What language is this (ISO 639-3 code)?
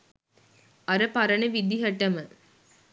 sin